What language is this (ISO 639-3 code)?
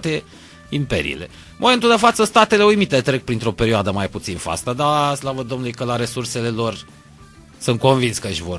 ron